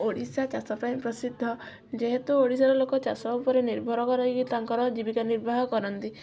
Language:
Odia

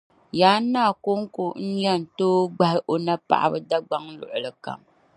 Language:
Dagbani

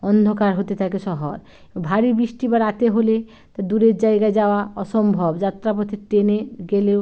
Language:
Bangla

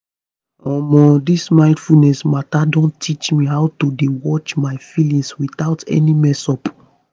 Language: Nigerian Pidgin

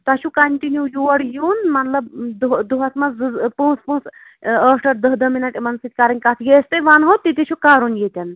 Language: Kashmiri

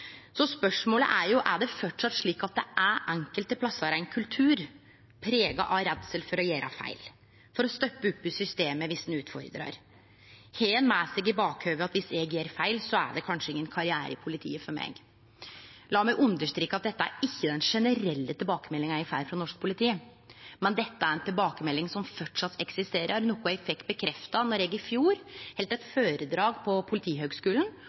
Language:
Norwegian Nynorsk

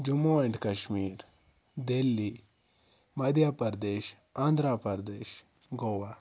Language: Kashmiri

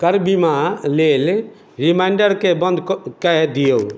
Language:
Maithili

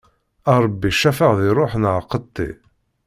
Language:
Kabyle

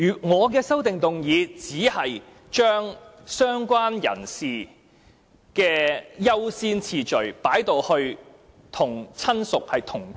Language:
Cantonese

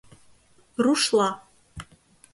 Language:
Mari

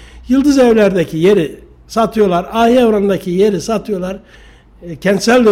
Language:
Turkish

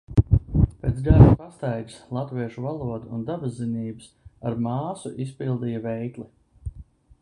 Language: Latvian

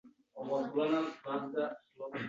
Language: Uzbek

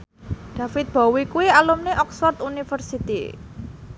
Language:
Javanese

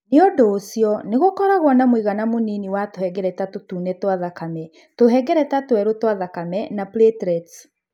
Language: Kikuyu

